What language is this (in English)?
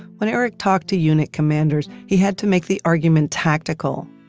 English